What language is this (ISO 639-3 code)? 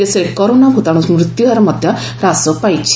ori